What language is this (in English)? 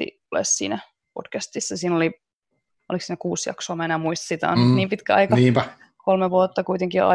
Finnish